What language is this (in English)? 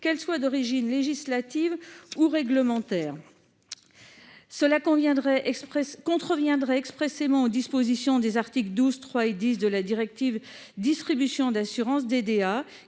French